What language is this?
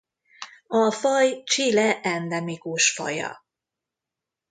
Hungarian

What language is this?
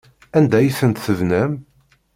Kabyle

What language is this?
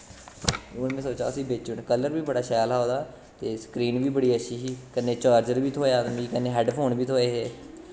Dogri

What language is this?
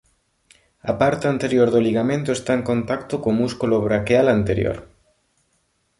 Galician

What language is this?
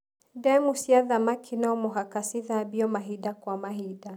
Kikuyu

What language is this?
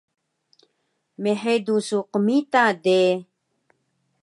Taroko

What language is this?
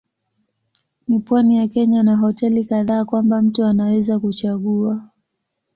Swahili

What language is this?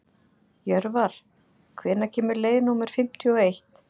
Icelandic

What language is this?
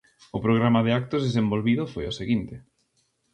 Galician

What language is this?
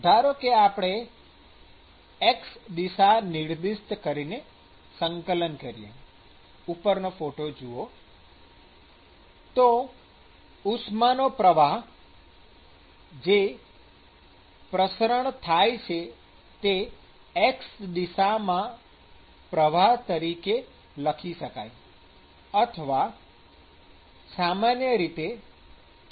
Gujarati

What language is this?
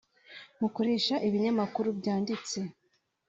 Kinyarwanda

